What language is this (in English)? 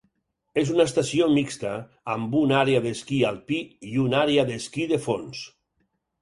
Catalan